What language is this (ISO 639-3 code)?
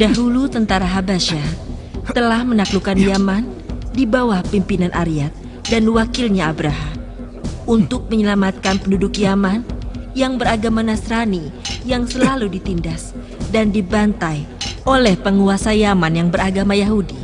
ind